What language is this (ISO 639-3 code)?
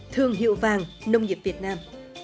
vie